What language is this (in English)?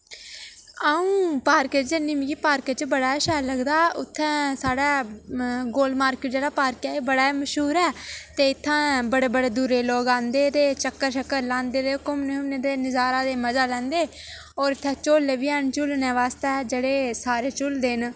Dogri